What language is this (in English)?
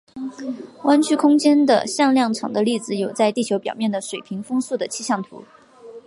Chinese